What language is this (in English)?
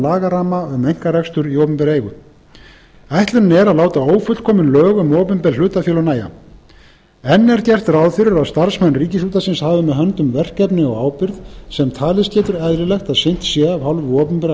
Icelandic